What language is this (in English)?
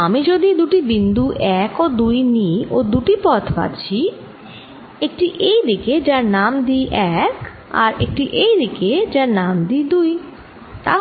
Bangla